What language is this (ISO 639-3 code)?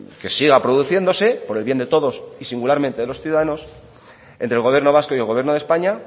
spa